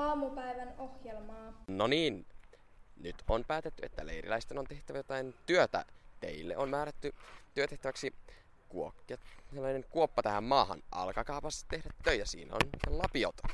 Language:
Finnish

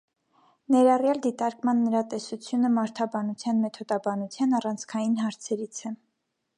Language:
Armenian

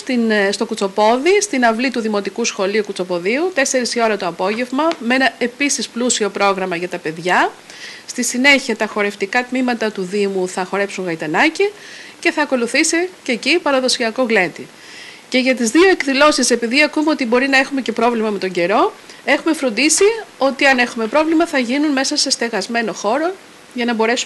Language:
Greek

